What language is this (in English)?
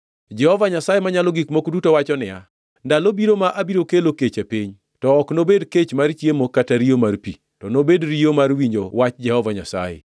Luo (Kenya and Tanzania)